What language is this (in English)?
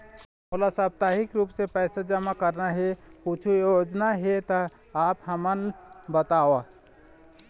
Chhattisgarhi